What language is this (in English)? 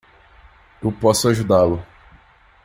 Portuguese